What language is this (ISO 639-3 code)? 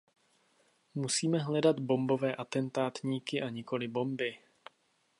ces